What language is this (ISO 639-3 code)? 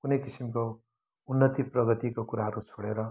nep